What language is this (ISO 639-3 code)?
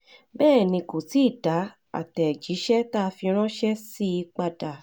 yor